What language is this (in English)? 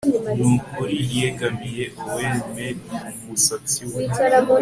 Kinyarwanda